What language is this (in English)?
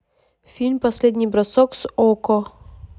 Russian